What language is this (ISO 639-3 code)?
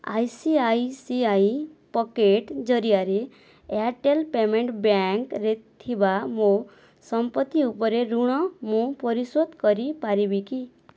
ori